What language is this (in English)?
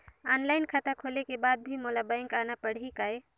Chhattisgarhi